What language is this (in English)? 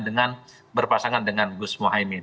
Indonesian